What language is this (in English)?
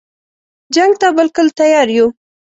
Pashto